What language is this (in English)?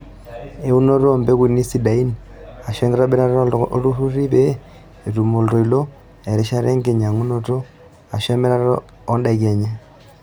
Masai